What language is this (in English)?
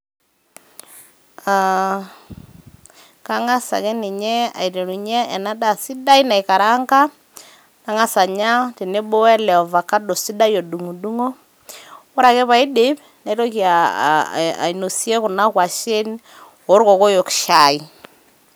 Masai